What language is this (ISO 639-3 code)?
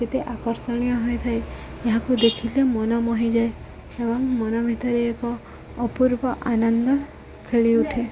ori